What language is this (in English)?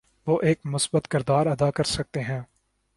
Urdu